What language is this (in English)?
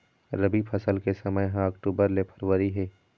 Chhattisgarhi